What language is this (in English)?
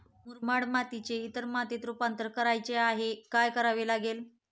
Marathi